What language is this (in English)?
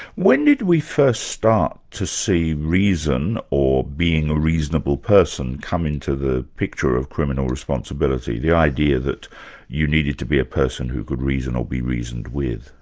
English